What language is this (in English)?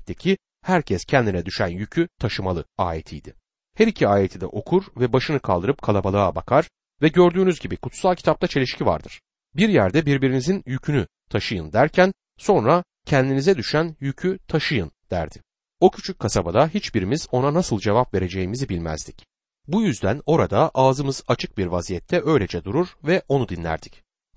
Turkish